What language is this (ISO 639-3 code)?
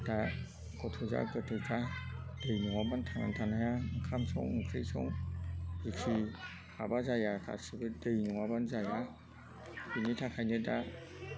brx